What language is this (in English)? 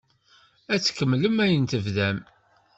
Kabyle